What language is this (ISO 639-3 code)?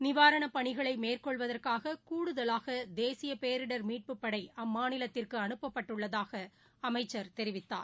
tam